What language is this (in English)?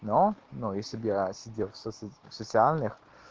Russian